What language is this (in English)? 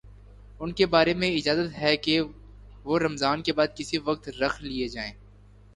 Urdu